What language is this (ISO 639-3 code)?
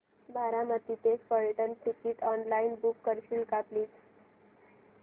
mar